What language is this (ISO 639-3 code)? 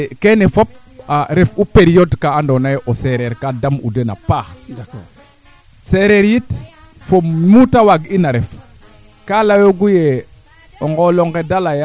srr